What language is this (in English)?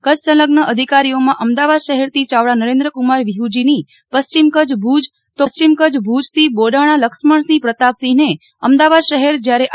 Gujarati